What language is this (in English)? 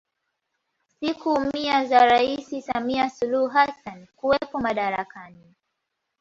Swahili